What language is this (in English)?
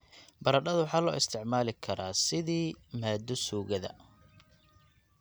Somali